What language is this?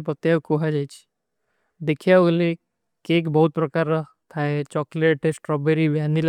Kui (India)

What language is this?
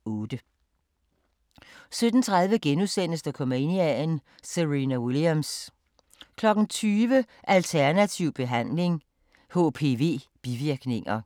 Danish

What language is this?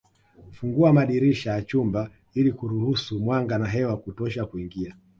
Swahili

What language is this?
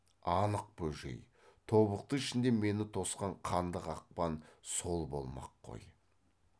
Kazakh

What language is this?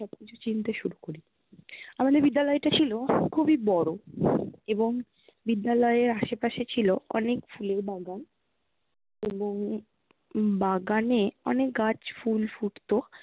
Bangla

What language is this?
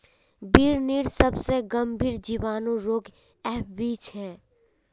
Magahi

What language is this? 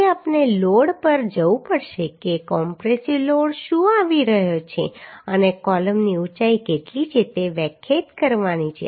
Gujarati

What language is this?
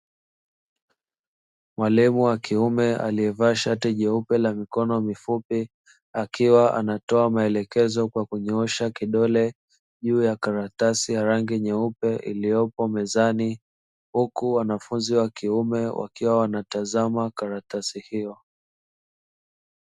Swahili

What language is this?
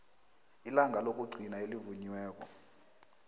South Ndebele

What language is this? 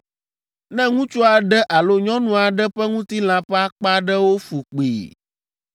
Ewe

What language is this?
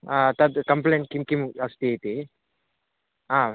Sanskrit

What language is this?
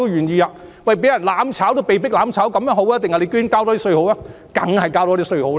Cantonese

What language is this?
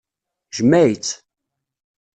Kabyle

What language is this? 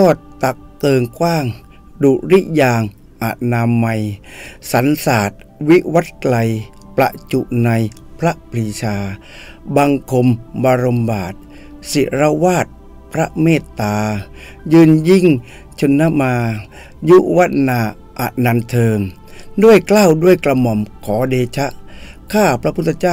Thai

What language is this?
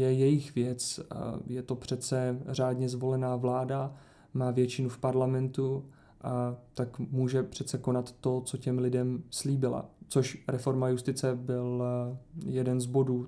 Czech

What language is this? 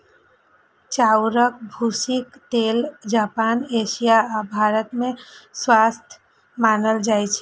Maithili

